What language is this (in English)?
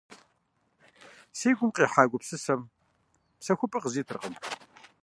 Kabardian